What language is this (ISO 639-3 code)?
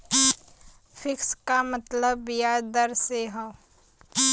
bho